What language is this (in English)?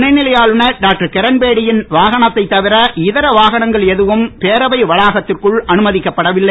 Tamil